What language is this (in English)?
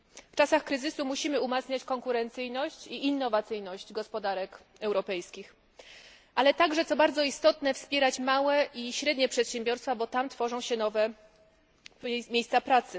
Polish